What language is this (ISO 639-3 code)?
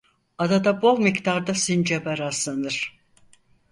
tur